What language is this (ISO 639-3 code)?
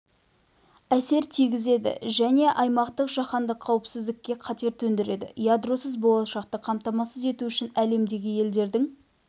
kaz